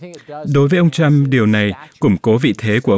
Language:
Vietnamese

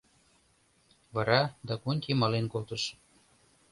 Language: Mari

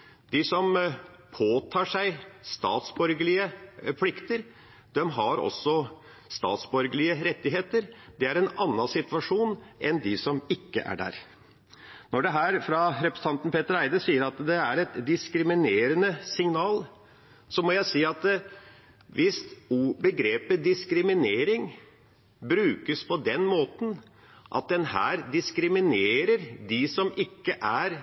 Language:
Norwegian Bokmål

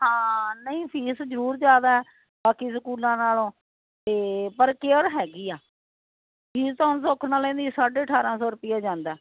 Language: Punjabi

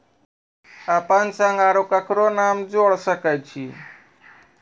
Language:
Maithili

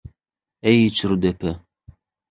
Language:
Turkmen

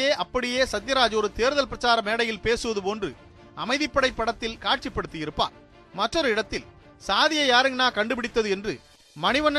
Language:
Tamil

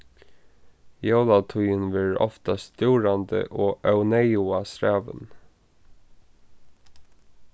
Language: Faroese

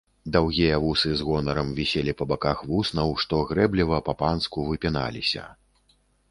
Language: Belarusian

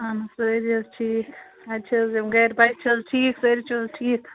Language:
Kashmiri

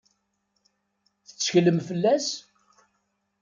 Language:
Kabyle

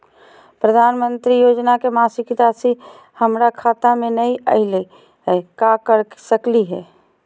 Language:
Magahi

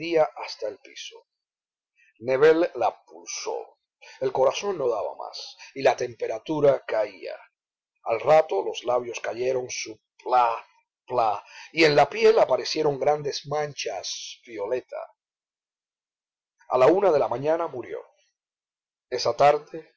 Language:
Spanish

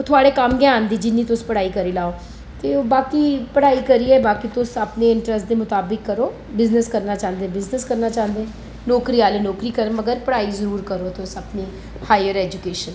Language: Dogri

